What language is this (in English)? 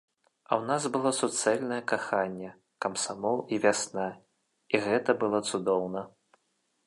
Belarusian